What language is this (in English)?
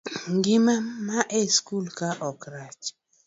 Luo (Kenya and Tanzania)